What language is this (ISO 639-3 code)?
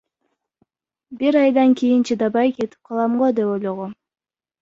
kir